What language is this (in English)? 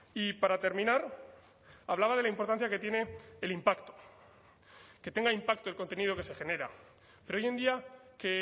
Spanish